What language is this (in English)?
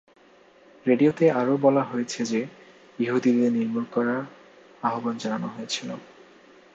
Bangla